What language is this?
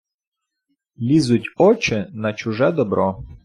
Ukrainian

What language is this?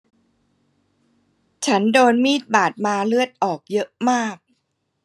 Thai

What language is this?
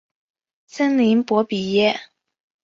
Chinese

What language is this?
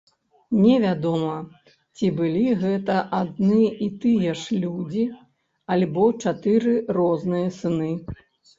Belarusian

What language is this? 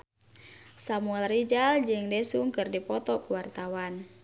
Sundanese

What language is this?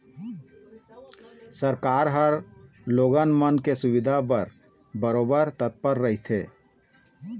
Chhattisgarhi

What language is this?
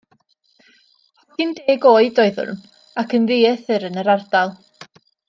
Welsh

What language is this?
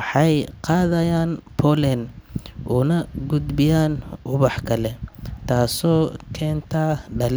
Somali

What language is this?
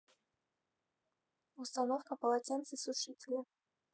Russian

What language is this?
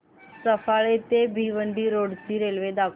Marathi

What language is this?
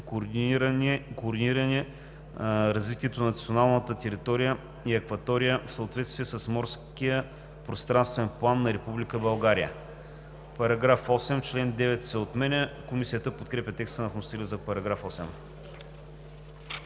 Bulgarian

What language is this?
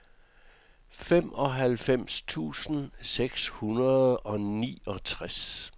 Danish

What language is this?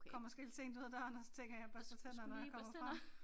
Danish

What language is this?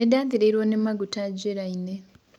Kikuyu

